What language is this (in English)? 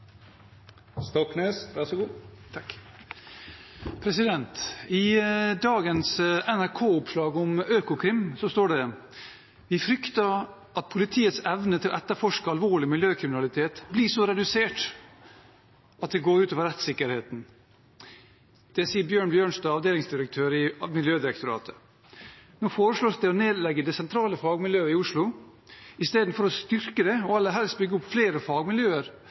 Norwegian Bokmål